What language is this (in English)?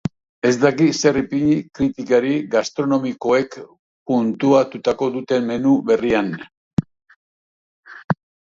Basque